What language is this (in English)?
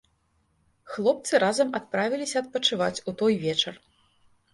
Belarusian